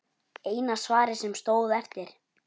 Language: Icelandic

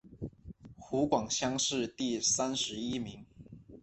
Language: Chinese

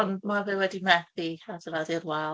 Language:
Welsh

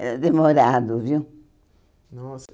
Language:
Portuguese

